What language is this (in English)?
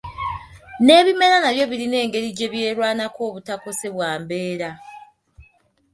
Ganda